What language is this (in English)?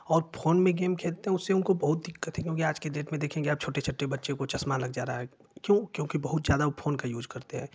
Hindi